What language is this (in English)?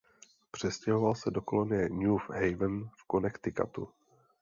Czech